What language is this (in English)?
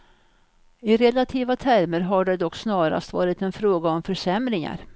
Swedish